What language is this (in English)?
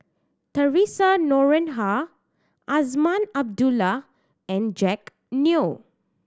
English